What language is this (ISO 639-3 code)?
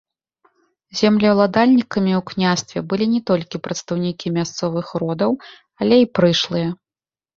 bel